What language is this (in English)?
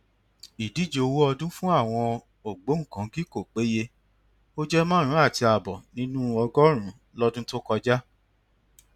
Yoruba